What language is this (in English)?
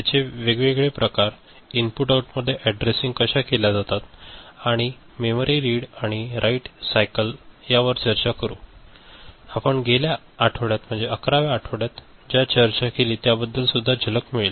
Marathi